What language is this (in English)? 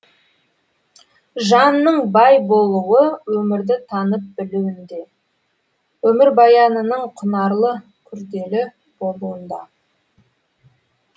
Kazakh